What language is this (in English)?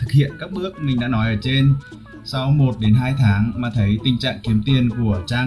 Vietnamese